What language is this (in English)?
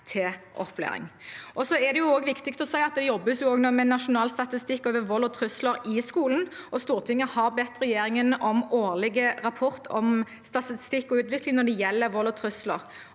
Norwegian